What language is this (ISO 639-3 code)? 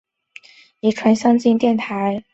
zho